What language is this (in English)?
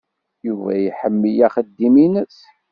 Kabyle